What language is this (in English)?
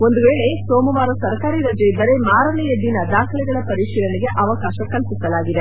Kannada